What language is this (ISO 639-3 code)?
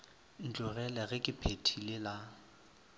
nso